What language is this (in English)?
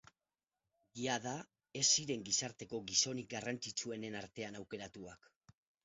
Basque